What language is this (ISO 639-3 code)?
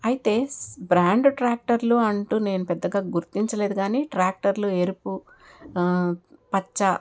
tel